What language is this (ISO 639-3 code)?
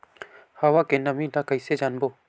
hne